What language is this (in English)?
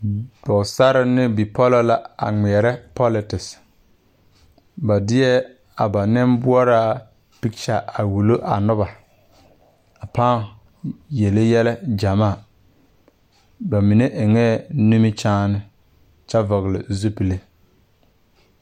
Southern Dagaare